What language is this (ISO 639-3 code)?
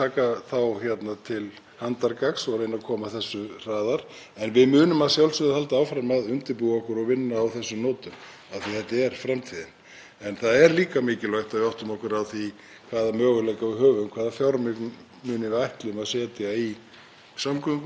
isl